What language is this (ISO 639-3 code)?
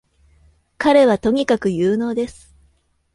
jpn